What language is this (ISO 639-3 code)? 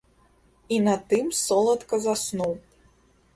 bel